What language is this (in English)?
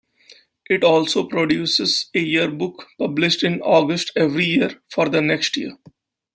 English